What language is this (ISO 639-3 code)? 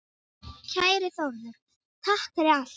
isl